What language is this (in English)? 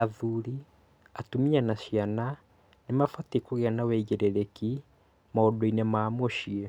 Kikuyu